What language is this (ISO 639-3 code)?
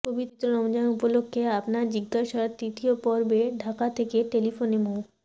ben